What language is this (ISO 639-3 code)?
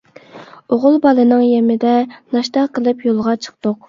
uig